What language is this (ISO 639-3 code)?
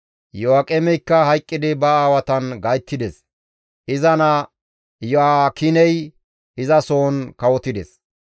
gmv